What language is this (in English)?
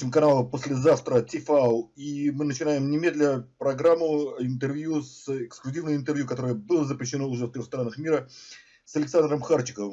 Russian